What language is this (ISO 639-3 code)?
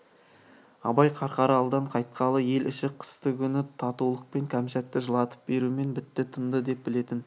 kaz